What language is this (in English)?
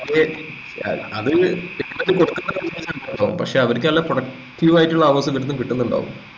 Malayalam